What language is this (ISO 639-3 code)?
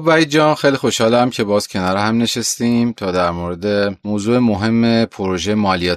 fas